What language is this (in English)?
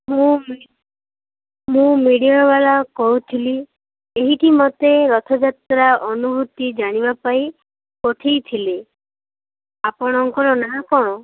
Odia